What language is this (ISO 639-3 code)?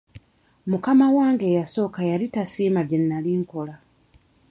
lug